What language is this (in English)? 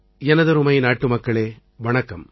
Tamil